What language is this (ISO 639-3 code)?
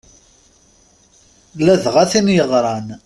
kab